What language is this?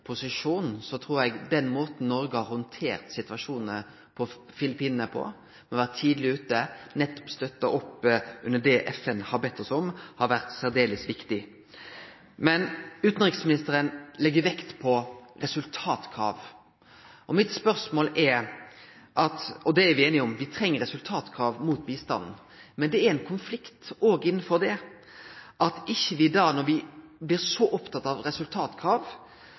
Norwegian Nynorsk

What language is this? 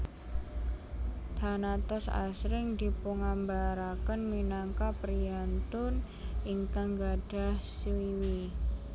Javanese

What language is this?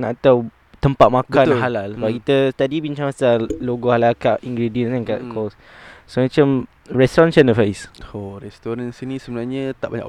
Malay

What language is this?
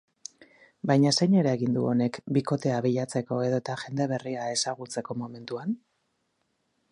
Basque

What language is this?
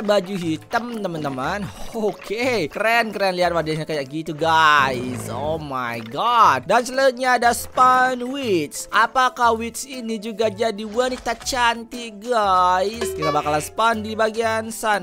Indonesian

